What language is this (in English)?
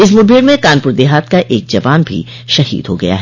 Hindi